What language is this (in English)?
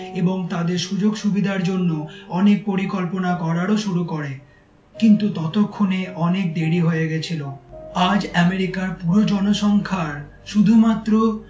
Bangla